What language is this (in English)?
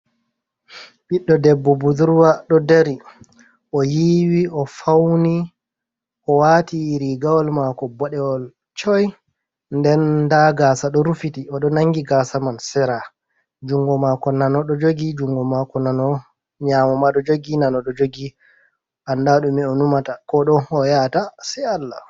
Fula